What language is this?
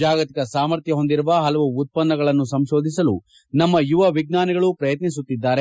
Kannada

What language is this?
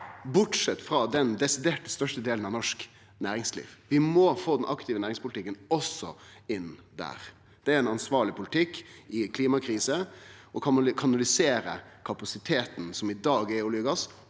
Norwegian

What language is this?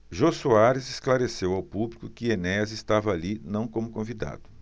Portuguese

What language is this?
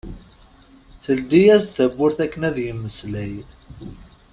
Kabyle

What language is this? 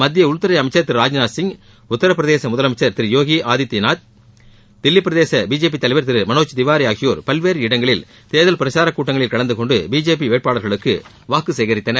Tamil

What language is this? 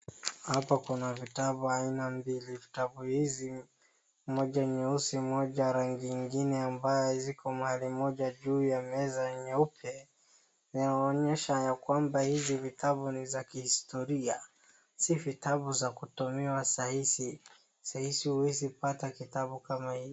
Swahili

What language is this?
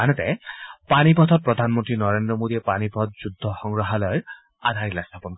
Assamese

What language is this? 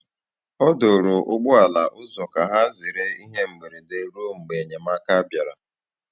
Igbo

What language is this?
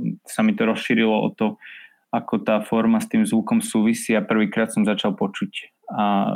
Slovak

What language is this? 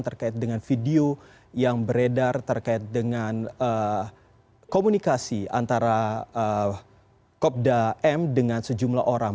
Indonesian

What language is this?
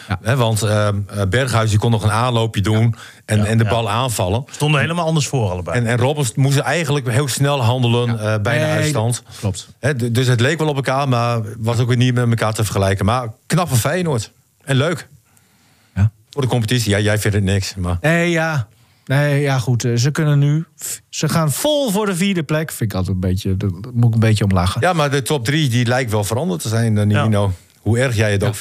Dutch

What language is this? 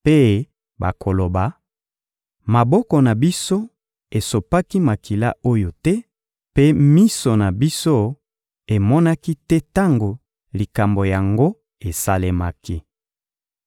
Lingala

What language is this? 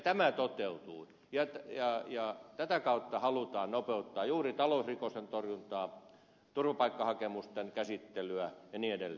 Finnish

